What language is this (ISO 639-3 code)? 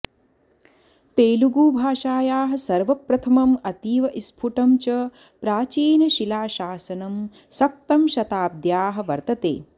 san